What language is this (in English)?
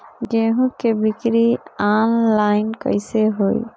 Bhojpuri